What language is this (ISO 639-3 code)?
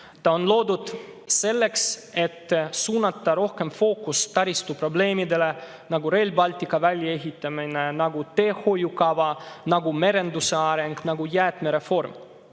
est